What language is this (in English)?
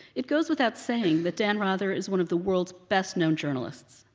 English